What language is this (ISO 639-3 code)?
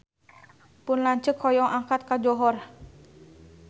sun